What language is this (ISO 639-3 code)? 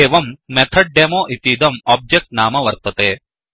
san